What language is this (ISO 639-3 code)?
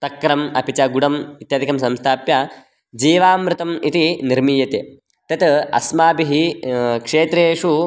san